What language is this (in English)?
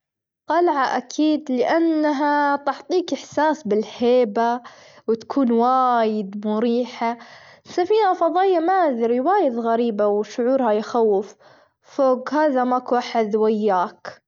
Gulf Arabic